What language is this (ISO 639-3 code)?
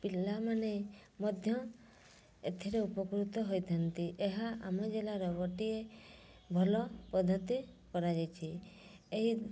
ori